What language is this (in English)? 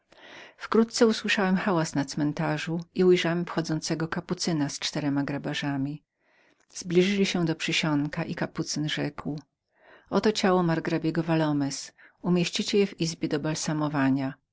Polish